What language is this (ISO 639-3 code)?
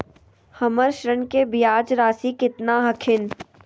mag